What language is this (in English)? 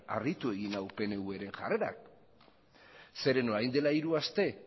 Basque